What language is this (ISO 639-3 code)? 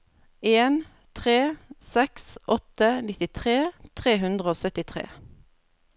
nor